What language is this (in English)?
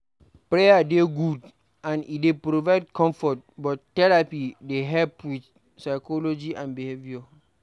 Nigerian Pidgin